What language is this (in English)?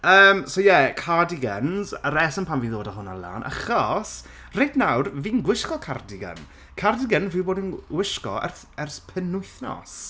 Welsh